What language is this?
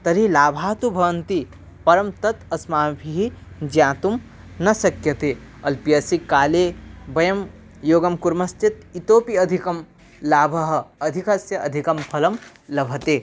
Sanskrit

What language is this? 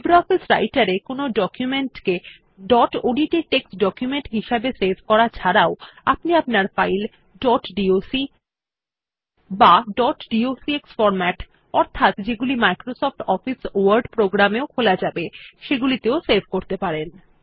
Bangla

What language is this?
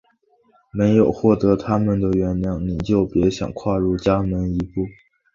Chinese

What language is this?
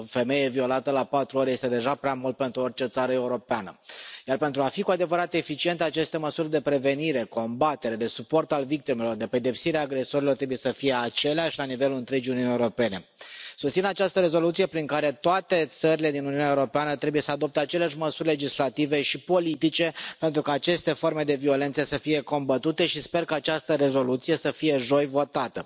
Romanian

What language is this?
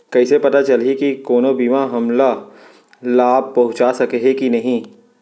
Chhattisgarhi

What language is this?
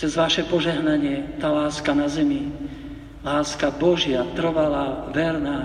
Slovak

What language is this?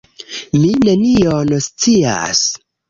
Esperanto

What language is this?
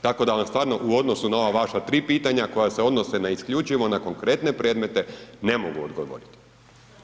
Croatian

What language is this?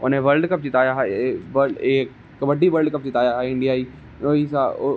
Dogri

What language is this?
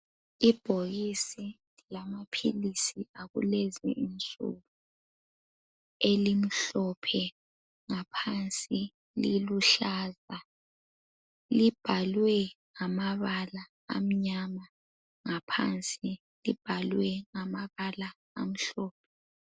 North Ndebele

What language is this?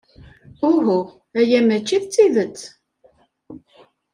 Kabyle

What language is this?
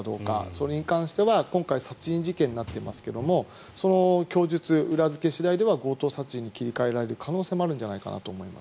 Japanese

